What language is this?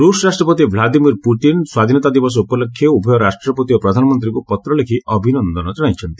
Odia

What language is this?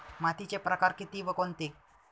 Marathi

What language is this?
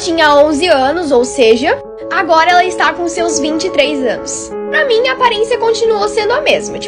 Portuguese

